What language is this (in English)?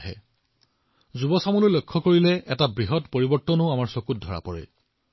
Assamese